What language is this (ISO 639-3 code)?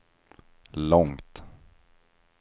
swe